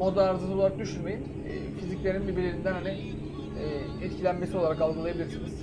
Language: Turkish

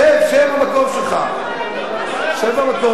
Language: Hebrew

